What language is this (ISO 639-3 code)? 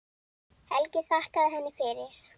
isl